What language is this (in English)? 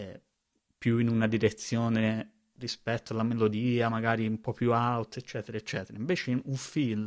Italian